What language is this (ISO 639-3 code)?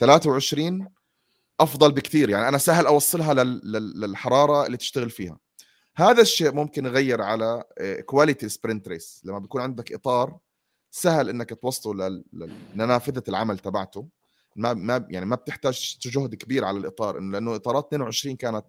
ara